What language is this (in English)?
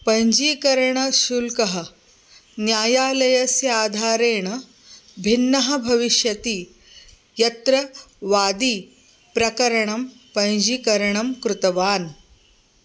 Sanskrit